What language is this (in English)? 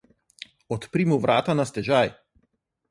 Slovenian